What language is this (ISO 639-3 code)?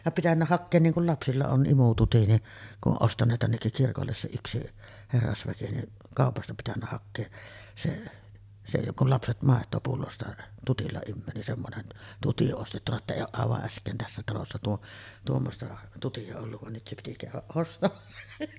fin